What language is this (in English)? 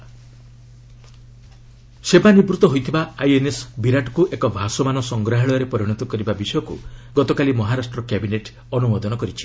Odia